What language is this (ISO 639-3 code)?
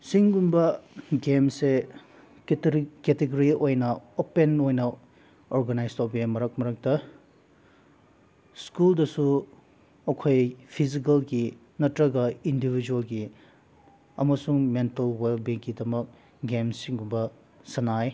mni